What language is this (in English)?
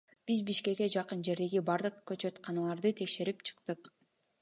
Kyrgyz